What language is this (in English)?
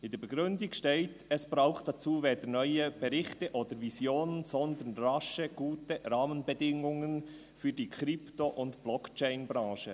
Swiss German